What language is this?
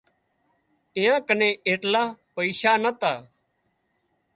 Wadiyara Koli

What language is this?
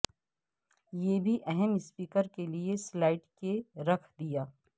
Urdu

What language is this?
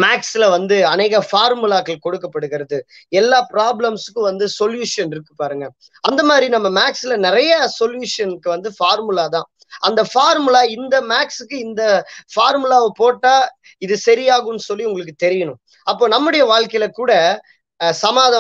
Vietnamese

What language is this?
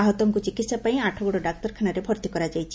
Odia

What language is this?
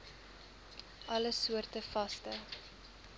Afrikaans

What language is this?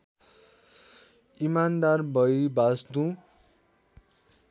Nepali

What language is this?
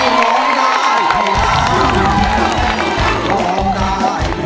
Thai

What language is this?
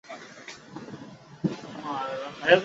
Chinese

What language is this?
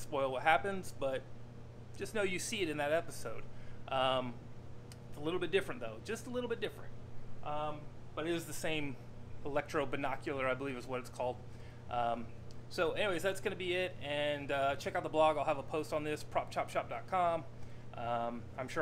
English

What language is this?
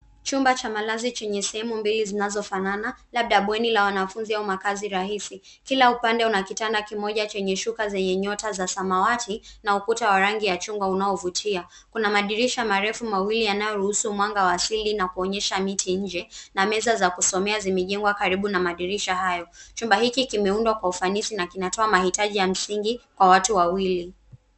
Swahili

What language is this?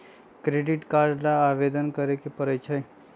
Magahi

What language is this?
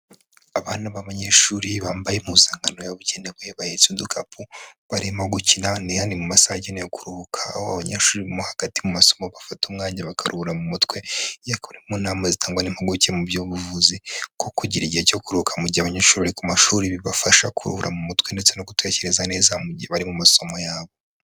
Kinyarwanda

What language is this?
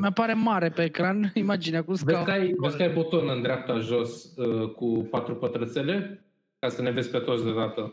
Romanian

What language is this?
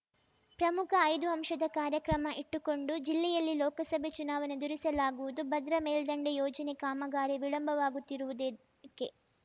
Kannada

